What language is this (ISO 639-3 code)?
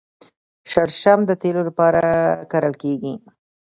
pus